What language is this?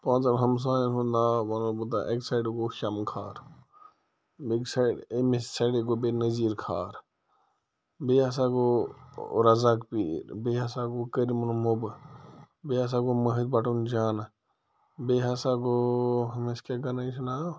Kashmiri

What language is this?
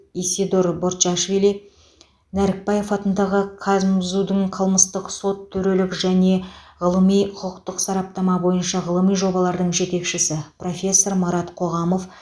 Kazakh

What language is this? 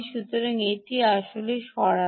Bangla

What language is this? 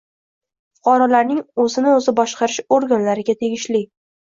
Uzbek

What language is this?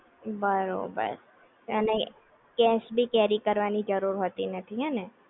Gujarati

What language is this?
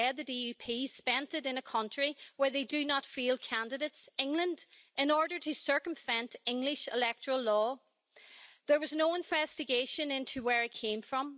English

